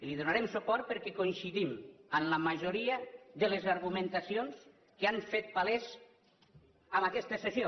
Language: Catalan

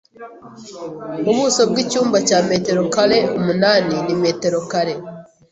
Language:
Kinyarwanda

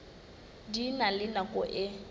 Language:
Southern Sotho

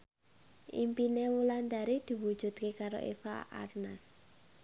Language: Javanese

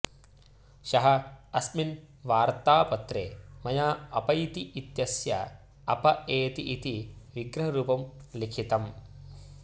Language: Sanskrit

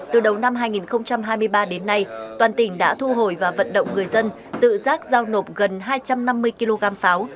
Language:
Vietnamese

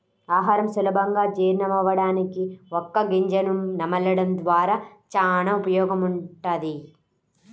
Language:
Telugu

